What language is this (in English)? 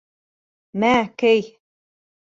Bashkir